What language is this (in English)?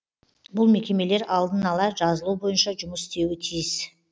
Kazakh